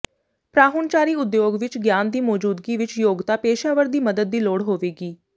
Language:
Punjabi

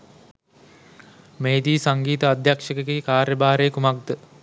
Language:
Sinhala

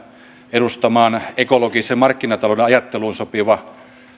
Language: Finnish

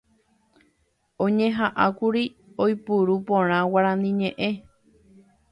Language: Guarani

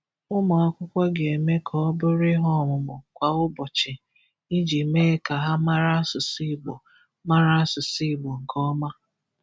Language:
Igbo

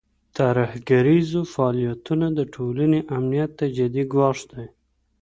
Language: Pashto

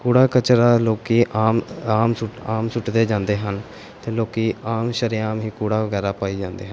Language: Punjabi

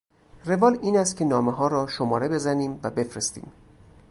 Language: Persian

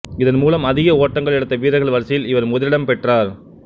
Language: Tamil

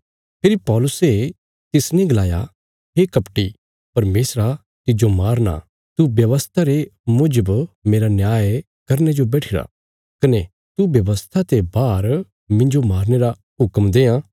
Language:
Bilaspuri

